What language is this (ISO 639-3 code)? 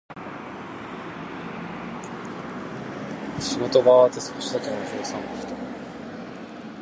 jpn